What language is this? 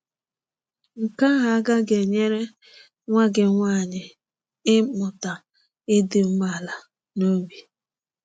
Igbo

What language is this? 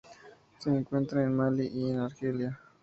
Spanish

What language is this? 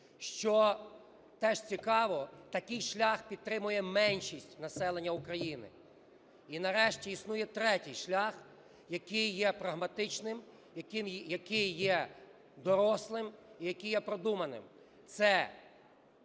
Ukrainian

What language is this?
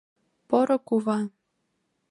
Mari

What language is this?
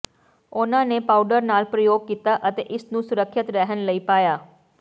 Punjabi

